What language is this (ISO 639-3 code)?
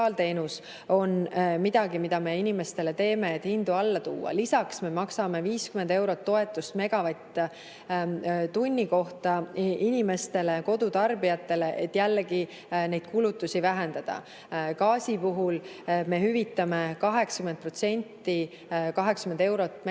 est